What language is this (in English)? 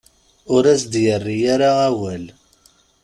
Kabyle